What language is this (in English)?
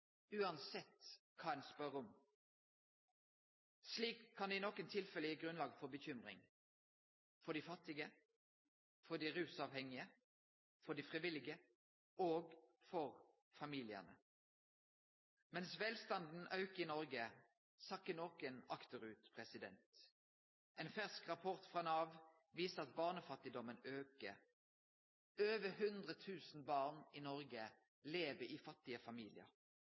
Norwegian Nynorsk